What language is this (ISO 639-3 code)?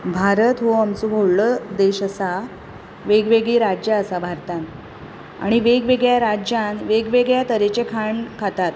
kok